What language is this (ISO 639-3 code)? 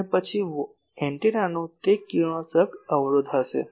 guj